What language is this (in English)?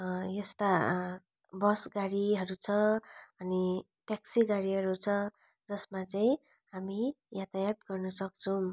Nepali